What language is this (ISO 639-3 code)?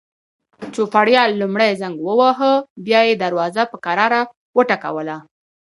pus